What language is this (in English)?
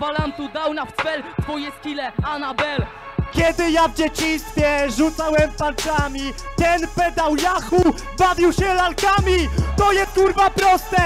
Polish